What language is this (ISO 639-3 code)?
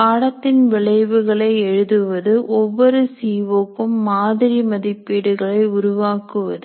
tam